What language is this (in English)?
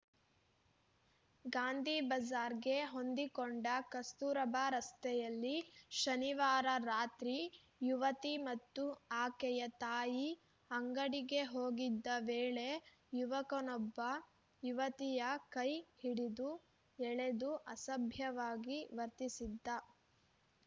Kannada